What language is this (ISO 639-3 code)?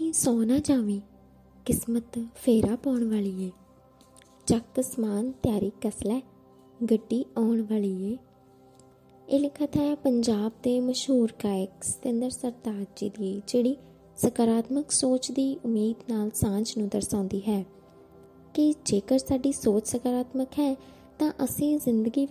hin